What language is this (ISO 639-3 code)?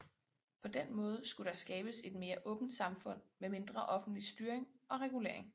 dan